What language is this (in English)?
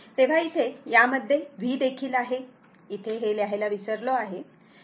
Marathi